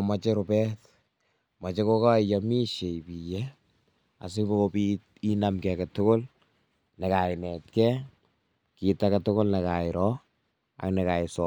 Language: Kalenjin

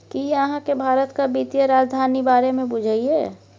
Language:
Maithili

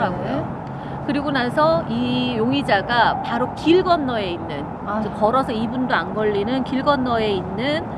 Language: Korean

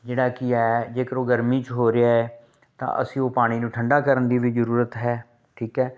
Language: Punjabi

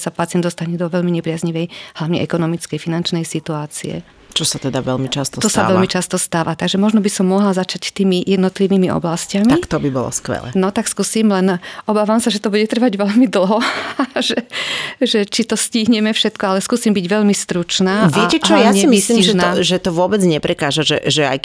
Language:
Slovak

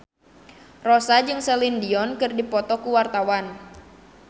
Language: Sundanese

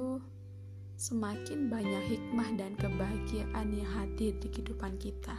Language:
Indonesian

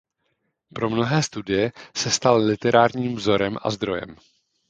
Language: Czech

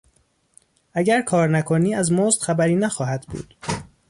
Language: Persian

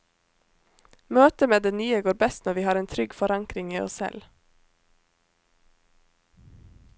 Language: Norwegian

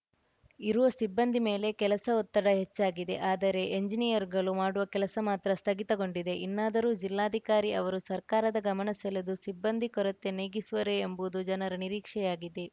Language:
Kannada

